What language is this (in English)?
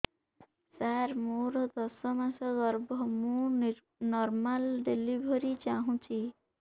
Odia